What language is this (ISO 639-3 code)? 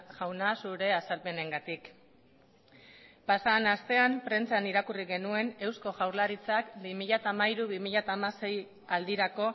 eus